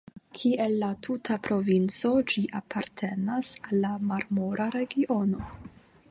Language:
Esperanto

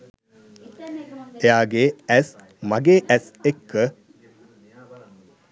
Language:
Sinhala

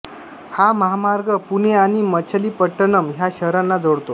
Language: Marathi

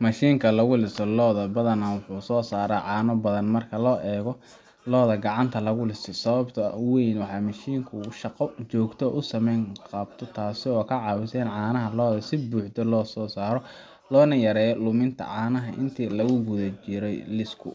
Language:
Somali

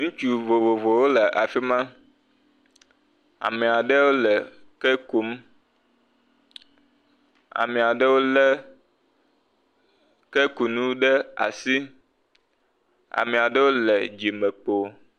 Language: Ewe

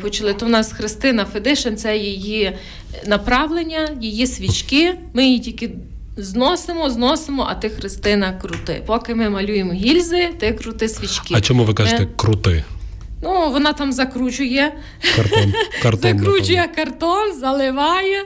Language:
Ukrainian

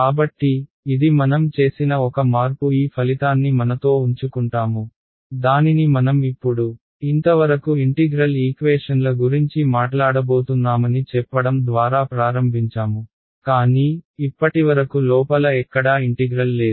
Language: Telugu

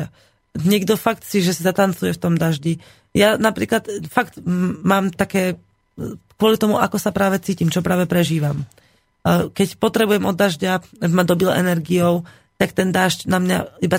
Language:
Slovak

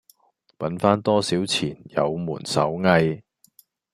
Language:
Cantonese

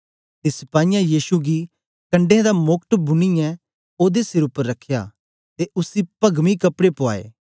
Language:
Dogri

